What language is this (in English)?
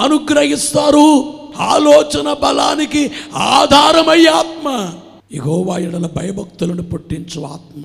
Telugu